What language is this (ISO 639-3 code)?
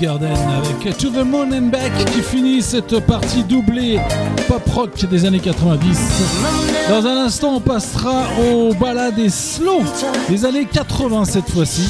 fra